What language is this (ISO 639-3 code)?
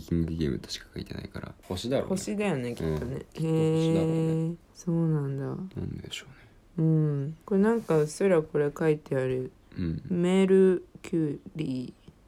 jpn